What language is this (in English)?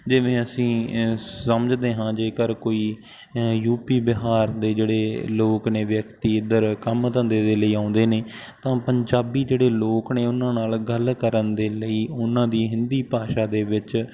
Punjabi